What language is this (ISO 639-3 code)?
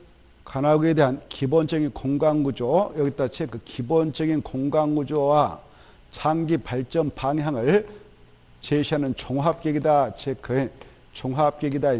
kor